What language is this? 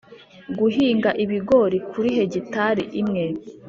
Kinyarwanda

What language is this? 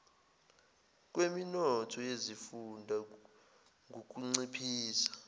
Zulu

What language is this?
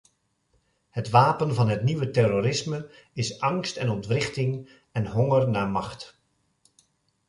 Dutch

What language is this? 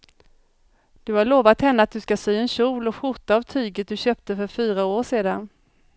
Swedish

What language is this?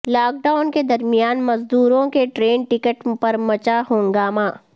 Urdu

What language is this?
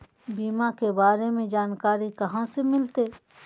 Magahi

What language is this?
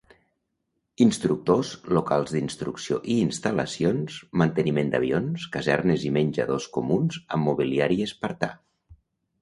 Catalan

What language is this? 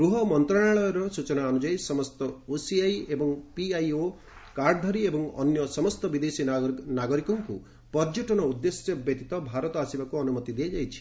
Odia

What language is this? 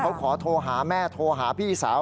Thai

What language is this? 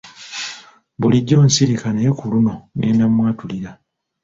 Ganda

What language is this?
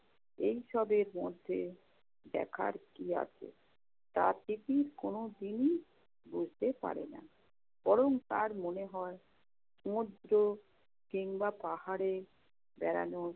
Bangla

